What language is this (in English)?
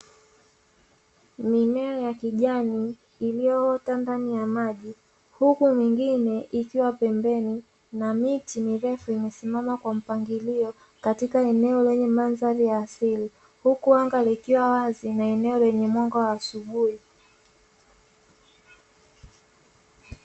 Swahili